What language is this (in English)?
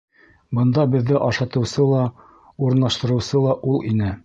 Bashkir